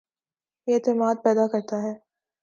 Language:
Urdu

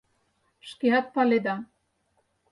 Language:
Mari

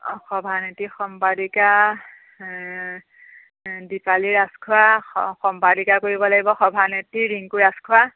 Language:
Assamese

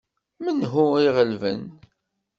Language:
Kabyle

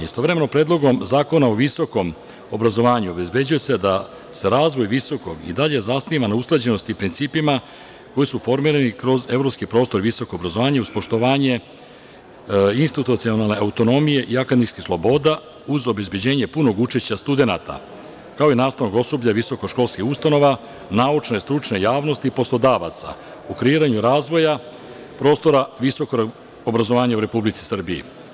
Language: Serbian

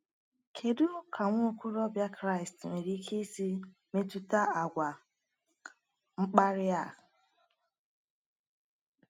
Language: Igbo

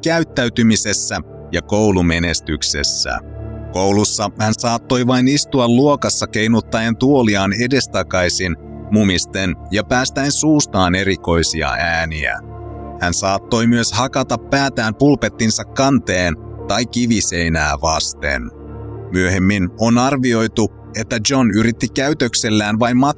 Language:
Finnish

